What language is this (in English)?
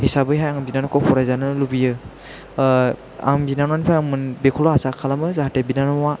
Bodo